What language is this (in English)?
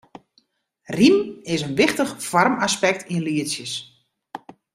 Western Frisian